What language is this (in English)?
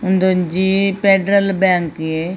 Tulu